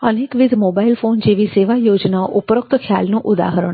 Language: Gujarati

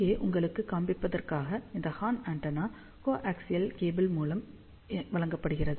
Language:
Tamil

